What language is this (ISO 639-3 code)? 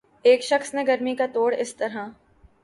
urd